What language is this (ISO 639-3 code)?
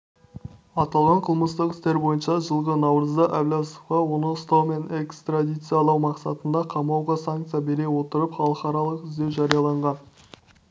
kaz